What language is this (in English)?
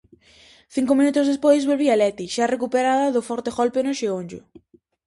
Galician